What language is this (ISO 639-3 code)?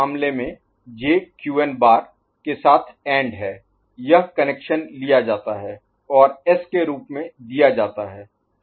hin